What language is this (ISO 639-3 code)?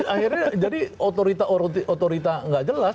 ind